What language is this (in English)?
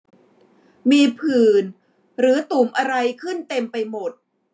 Thai